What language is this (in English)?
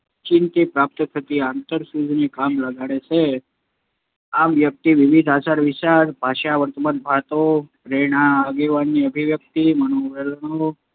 Gujarati